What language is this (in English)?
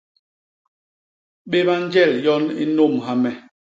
Basaa